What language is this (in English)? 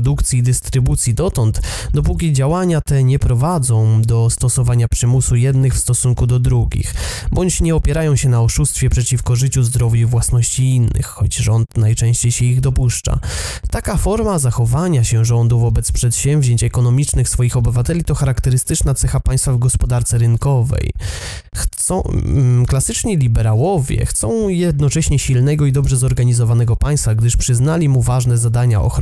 Polish